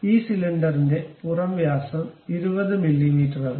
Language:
Malayalam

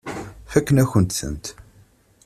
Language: Kabyle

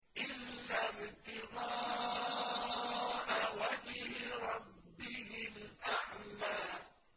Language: Arabic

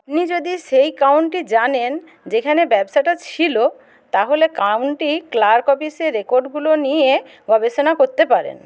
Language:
Bangla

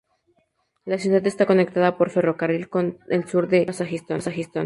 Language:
Spanish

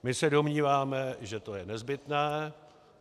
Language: Czech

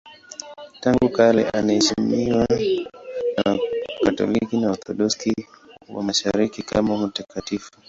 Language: Swahili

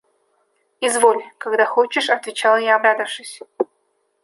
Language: Russian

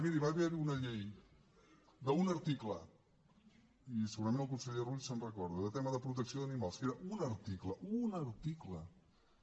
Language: Catalan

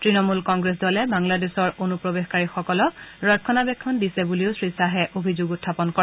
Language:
Assamese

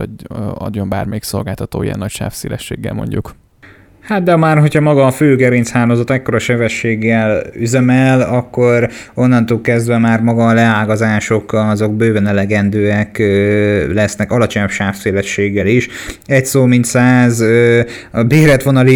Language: Hungarian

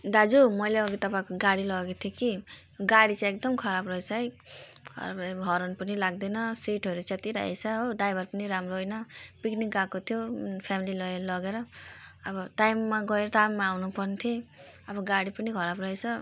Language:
Nepali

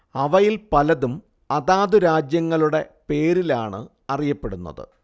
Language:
Malayalam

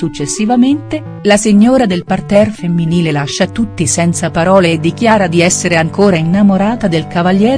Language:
Italian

